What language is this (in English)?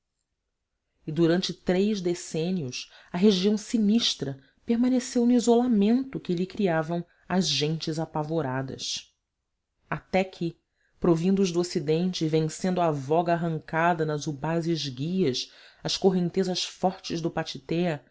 Portuguese